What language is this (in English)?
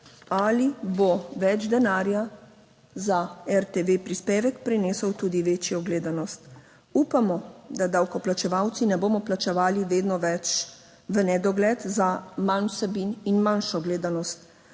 Slovenian